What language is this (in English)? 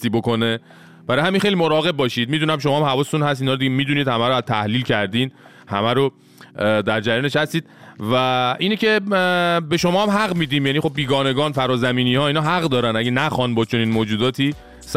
Persian